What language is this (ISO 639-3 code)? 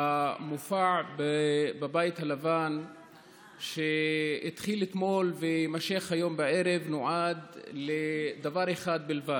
heb